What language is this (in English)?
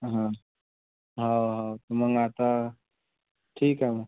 Marathi